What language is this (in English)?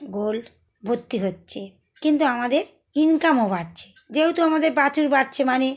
Bangla